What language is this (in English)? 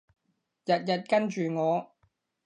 Cantonese